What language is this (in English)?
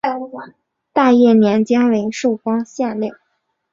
Chinese